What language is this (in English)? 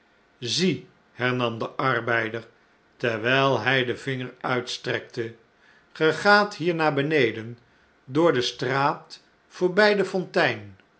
Dutch